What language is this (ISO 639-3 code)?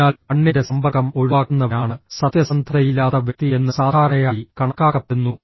mal